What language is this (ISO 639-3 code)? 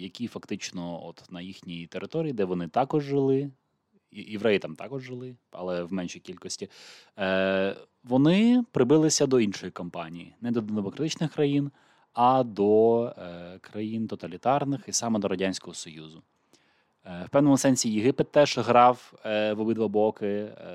ukr